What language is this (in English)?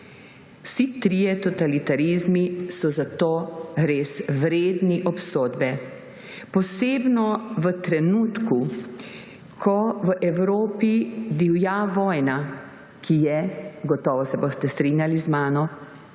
Slovenian